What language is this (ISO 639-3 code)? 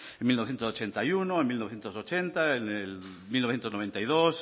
spa